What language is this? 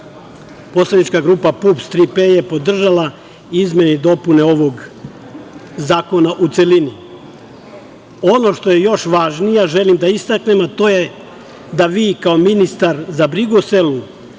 Serbian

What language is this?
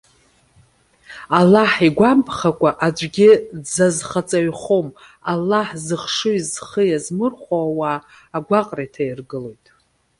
Abkhazian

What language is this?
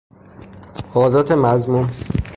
Persian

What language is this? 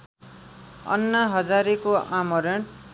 Nepali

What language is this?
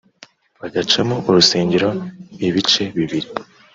Kinyarwanda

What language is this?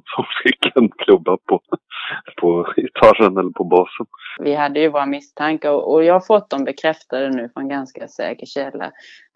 Swedish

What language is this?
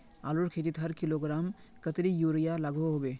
Magahi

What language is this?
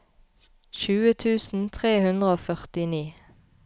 Norwegian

